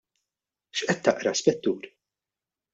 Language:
Maltese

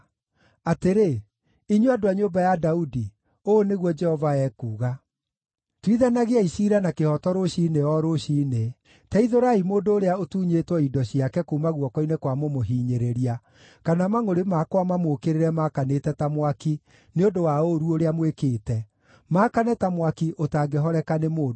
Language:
Kikuyu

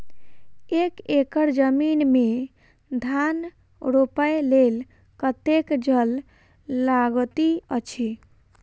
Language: Maithili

